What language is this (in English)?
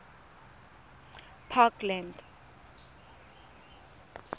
Tswana